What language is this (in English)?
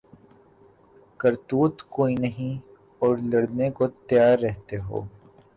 Urdu